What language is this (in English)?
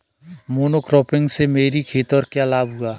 Hindi